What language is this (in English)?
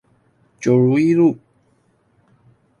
Chinese